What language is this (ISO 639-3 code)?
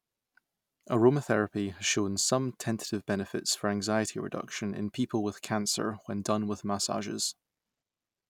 eng